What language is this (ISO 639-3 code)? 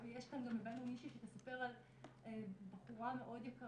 heb